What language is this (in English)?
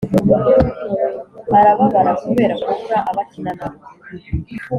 Kinyarwanda